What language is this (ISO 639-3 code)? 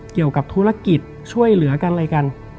tha